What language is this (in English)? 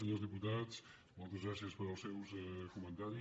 Catalan